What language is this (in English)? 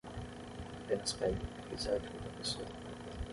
Portuguese